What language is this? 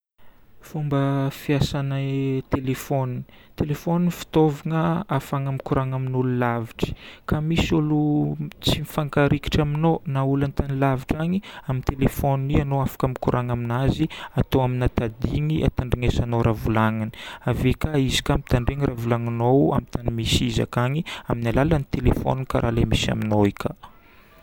Northern Betsimisaraka Malagasy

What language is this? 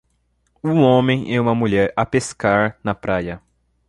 Portuguese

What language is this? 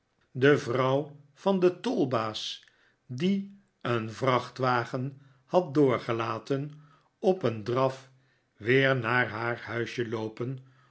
Dutch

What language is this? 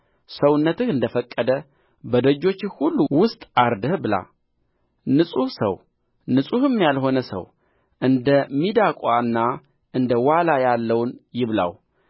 Amharic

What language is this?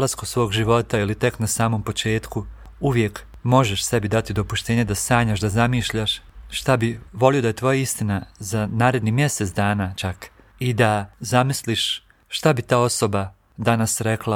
Croatian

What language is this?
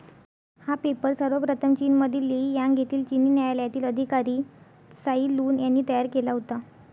Marathi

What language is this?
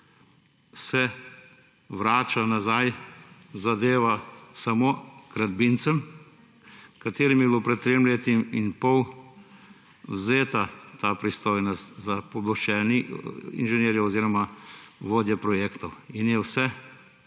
Slovenian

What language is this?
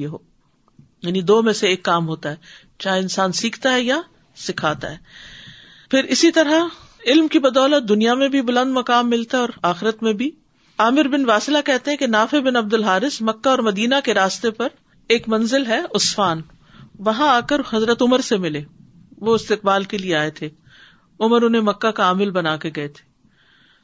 Urdu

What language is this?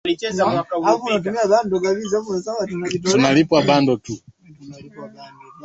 Swahili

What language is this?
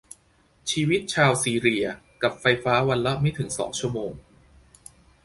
Thai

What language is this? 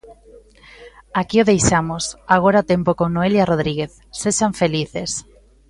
Galician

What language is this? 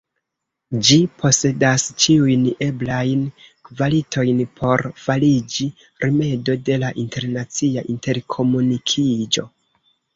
Esperanto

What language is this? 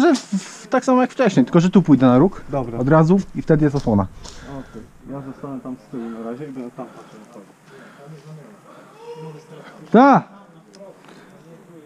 Polish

